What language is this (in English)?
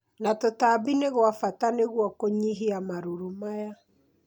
Kikuyu